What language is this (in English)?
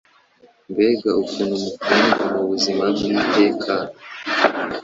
Kinyarwanda